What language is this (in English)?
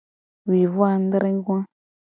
Gen